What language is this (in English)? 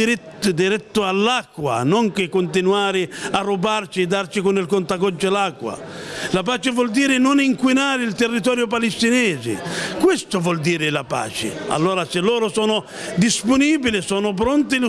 Italian